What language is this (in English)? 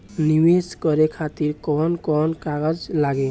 Bhojpuri